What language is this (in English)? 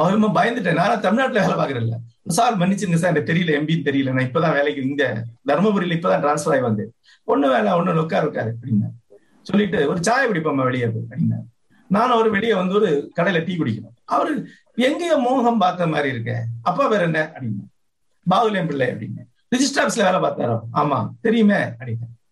Tamil